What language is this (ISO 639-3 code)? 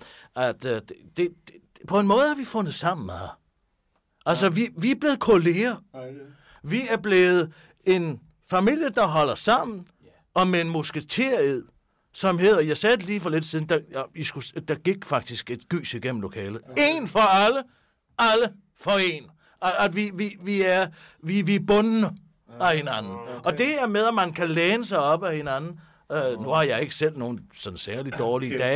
dan